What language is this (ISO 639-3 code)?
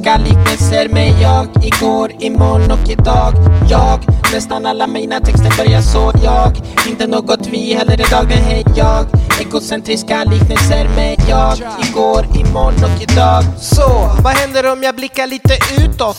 swe